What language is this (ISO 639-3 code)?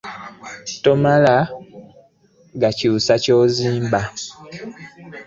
lug